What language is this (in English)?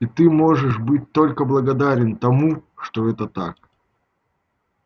Russian